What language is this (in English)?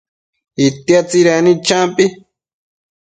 Matsés